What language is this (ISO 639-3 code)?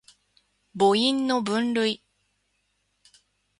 jpn